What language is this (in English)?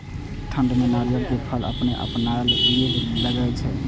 Maithili